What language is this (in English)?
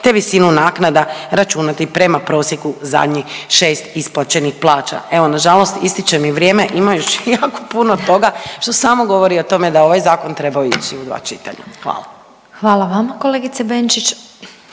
Croatian